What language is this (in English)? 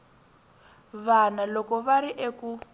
Tsonga